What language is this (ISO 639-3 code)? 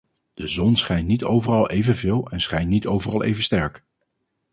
nld